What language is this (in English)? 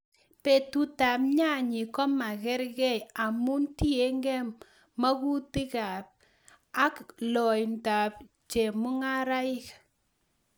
Kalenjin